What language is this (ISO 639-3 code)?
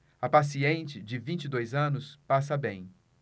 por